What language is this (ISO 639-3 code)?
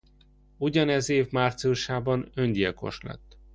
hun